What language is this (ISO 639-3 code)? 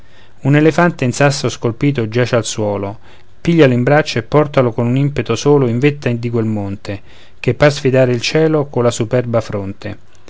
ita